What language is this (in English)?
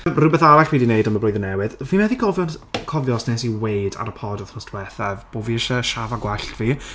Welsh